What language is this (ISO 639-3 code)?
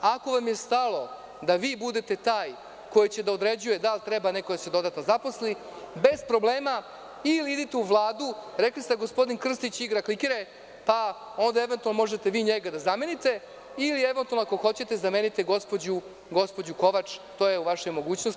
srp